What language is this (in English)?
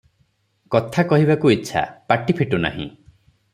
Odia